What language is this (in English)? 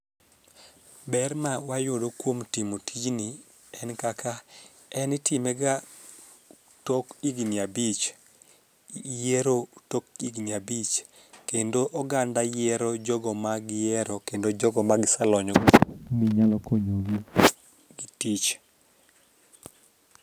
Luo (Kenya and Tanzania)